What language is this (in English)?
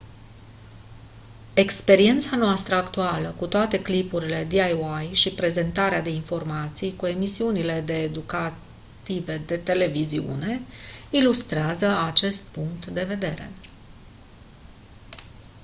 Romanian